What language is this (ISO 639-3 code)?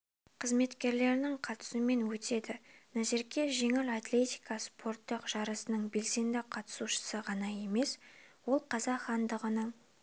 kaz